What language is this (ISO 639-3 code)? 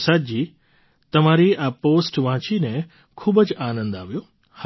guj